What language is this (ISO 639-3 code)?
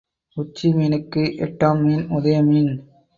tam